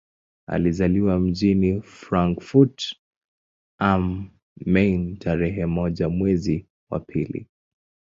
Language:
Swahili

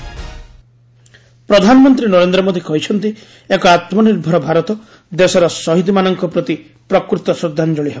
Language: Odia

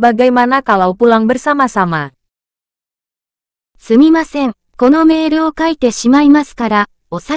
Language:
Indonesian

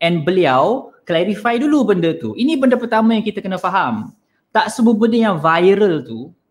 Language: Malay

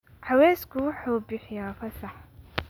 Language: Somali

